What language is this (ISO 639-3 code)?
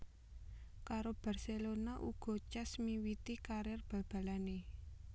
jav